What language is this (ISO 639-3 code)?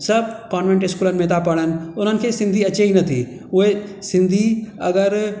snd